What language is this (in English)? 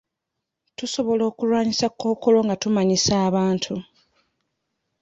Ganda